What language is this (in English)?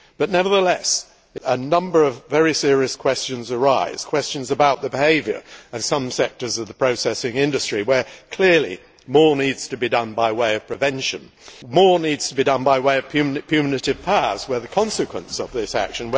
English